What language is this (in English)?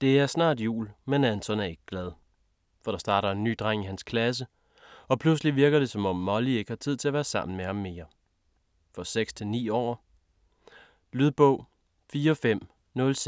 Danish